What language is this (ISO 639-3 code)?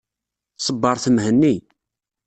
kab